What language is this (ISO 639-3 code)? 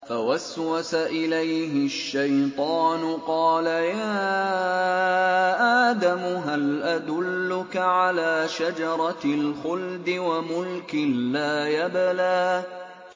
ara